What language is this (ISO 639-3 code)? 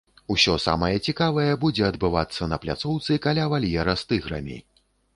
bel